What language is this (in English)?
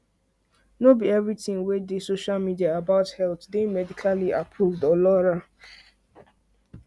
Nigerian Pidgin